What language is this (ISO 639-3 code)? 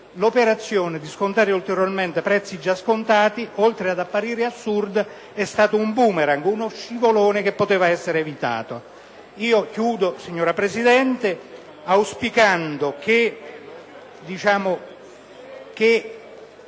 ita